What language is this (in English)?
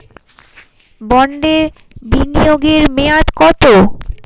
Bangla